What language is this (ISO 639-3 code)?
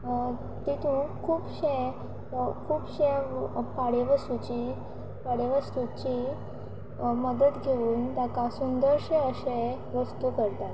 kok